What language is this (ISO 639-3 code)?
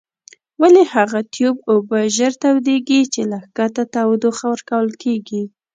pus